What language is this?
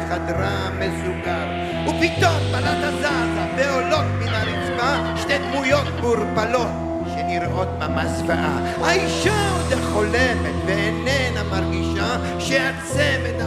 Hebrew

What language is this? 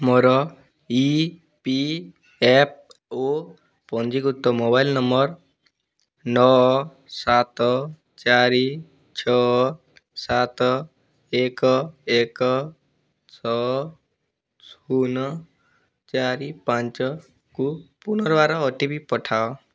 Odia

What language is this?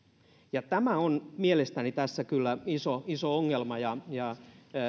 Finnish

